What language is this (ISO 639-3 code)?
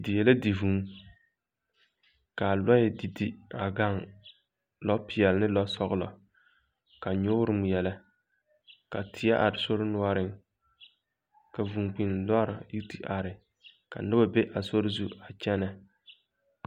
dga